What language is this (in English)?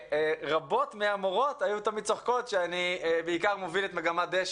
Hebrew